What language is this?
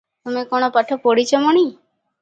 Odia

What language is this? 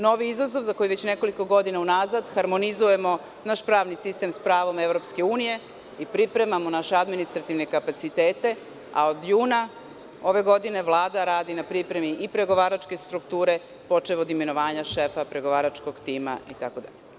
Serbian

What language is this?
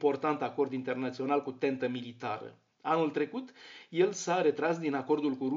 Romanian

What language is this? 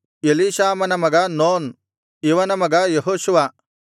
Kannada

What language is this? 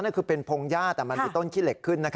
Thai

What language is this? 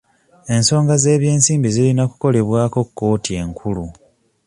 Ganda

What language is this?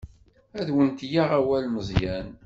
Kabyle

